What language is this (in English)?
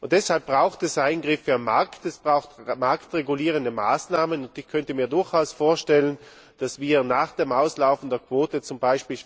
German